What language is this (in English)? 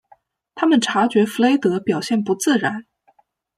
Chinese